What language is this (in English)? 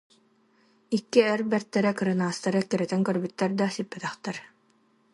Yakut